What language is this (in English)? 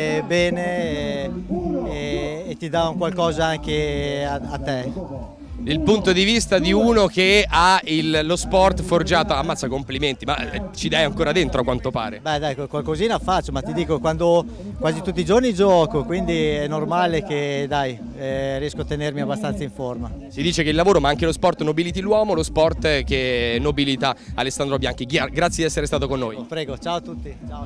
Italian